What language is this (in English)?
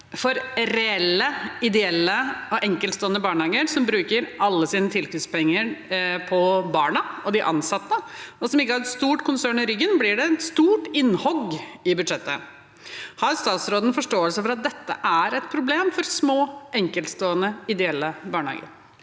Norwegian